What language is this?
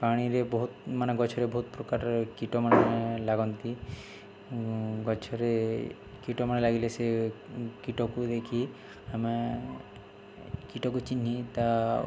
Odia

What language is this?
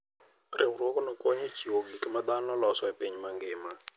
Luo (Kenya and Tanzania)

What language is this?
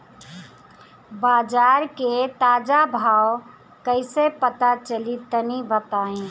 Bhojpuri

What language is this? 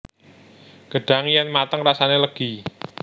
Javanese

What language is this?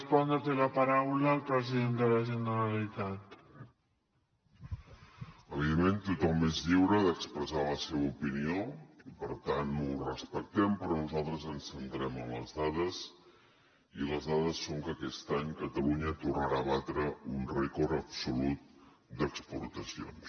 Catalan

